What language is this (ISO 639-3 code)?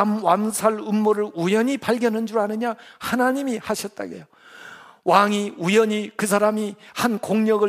kor